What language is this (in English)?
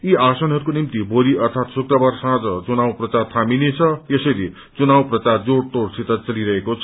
Nepali